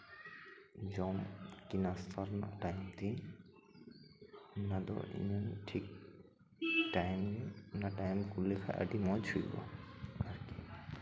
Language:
Santali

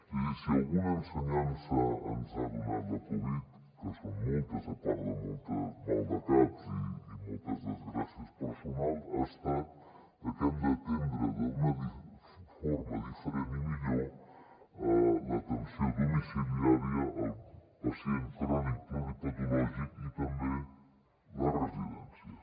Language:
Catalan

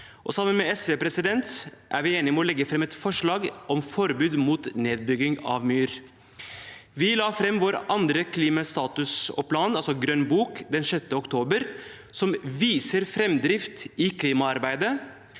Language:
Norwegian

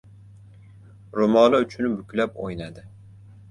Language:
Uzbek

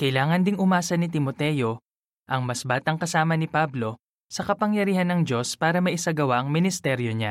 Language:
Filipino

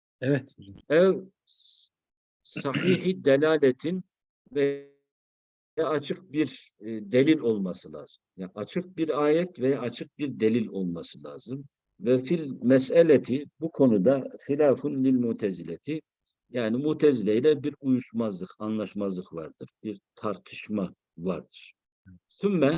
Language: Turkish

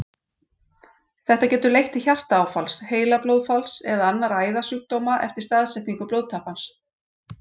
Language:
Icelandic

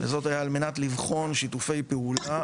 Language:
Hebrew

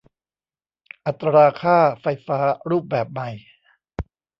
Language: Thai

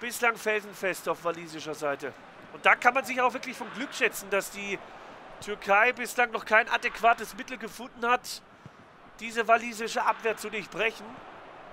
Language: German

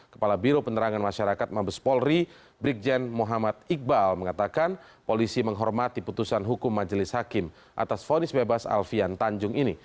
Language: Indonesian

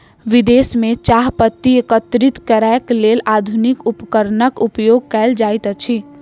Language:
Maithili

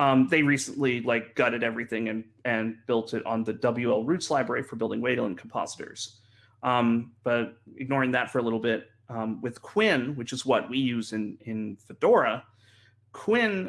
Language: English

